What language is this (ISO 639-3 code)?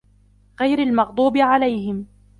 ara